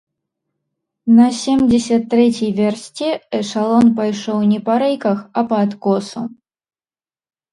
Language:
Belarusian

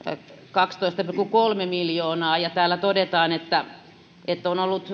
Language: Finnish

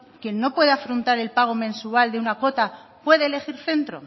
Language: Spanish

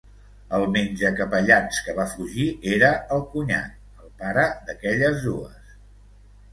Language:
Catalan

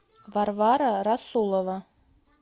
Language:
Russian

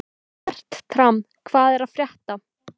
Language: Icelandic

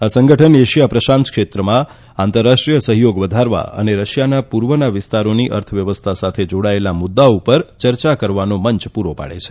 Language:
Gujarati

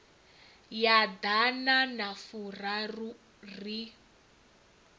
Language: Venda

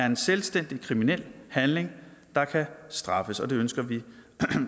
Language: Danish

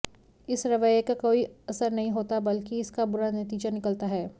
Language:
Hindi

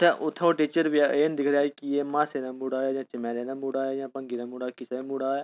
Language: Dogri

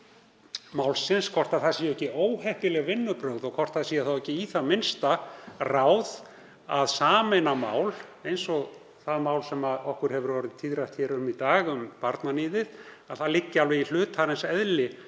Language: Icelandic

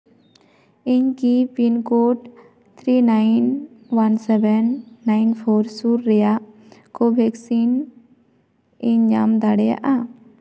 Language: Santali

